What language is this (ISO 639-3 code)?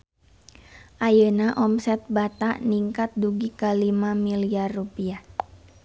sun